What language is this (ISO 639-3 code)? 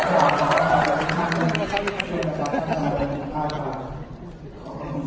tha